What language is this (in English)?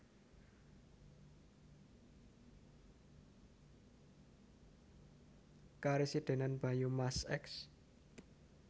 Javanese